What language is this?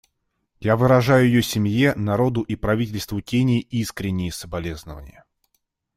Russian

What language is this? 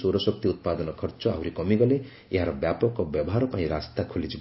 Odia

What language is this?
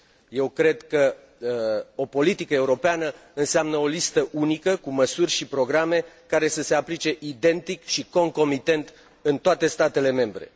Romanian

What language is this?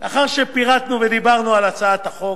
Hebrew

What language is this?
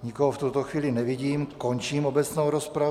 Czech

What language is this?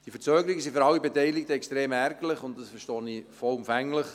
Swiss German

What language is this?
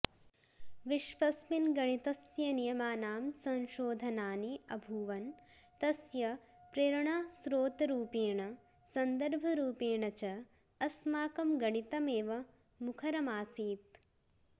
Sanskrit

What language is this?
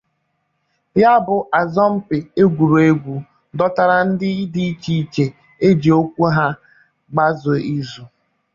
Igbo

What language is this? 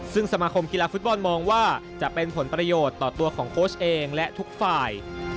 Thai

